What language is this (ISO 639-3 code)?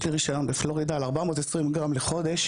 heb